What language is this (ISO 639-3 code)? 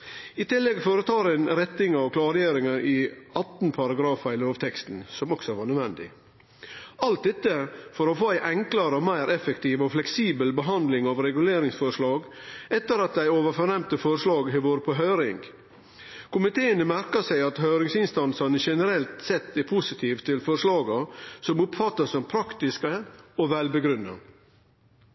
nno